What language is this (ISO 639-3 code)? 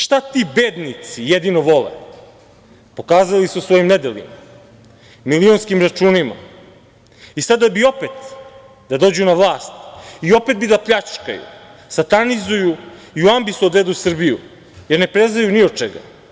srp